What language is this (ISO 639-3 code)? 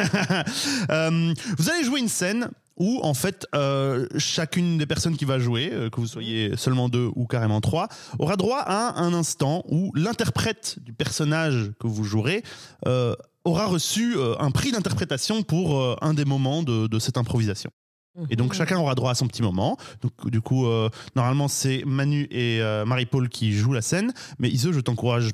fra